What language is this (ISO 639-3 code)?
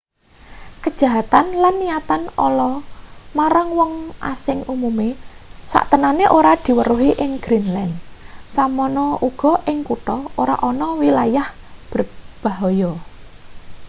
jav